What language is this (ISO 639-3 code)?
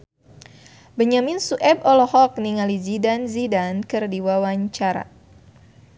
sun